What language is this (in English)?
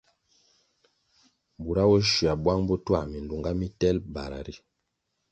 Kwasio